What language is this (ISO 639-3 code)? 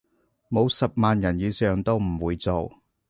yue